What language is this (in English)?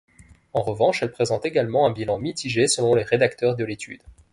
French